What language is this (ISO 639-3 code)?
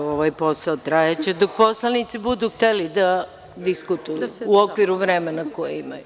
srp